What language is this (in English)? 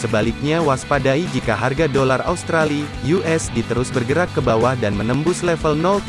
Indonesian